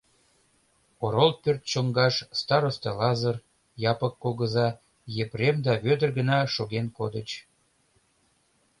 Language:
Mari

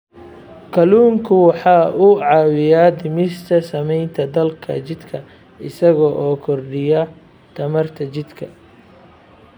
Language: Somali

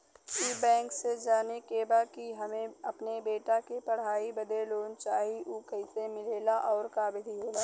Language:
Bhojpuri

